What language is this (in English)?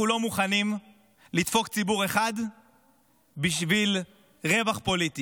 Hebrew